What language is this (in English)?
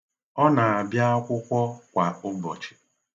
Igbo